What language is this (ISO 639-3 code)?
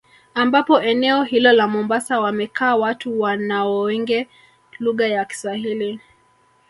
swa